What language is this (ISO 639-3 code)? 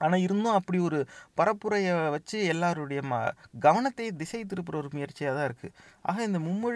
tam